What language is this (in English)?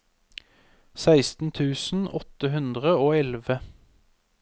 Norwegian